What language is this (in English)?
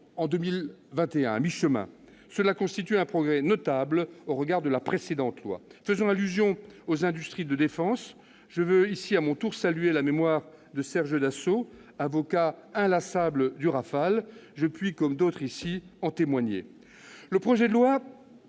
French